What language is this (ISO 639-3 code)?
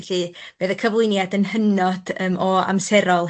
cym